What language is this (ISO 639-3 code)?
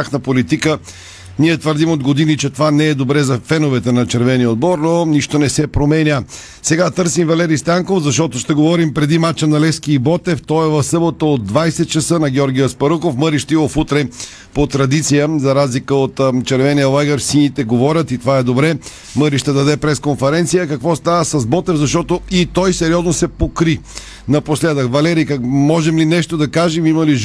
bul